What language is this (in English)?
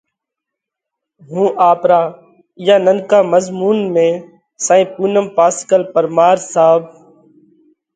Parkari Koli